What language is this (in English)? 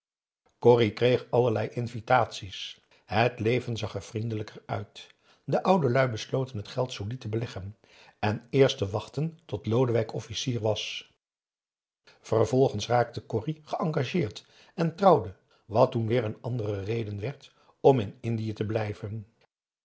Dutch